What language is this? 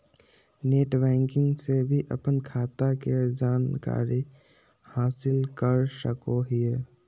Magahi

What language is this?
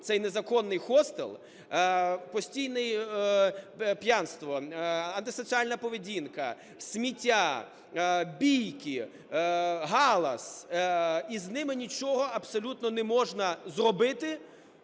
Ukrainian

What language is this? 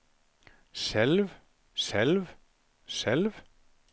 Norwegian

